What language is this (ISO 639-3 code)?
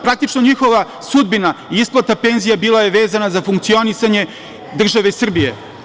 srp